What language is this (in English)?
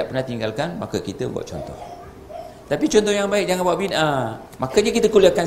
Malay